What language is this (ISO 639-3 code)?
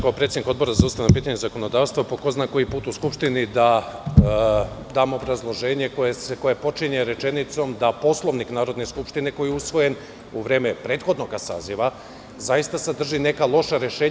srp